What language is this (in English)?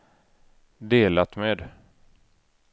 Swedish